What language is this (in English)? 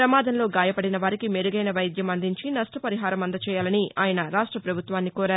Telugu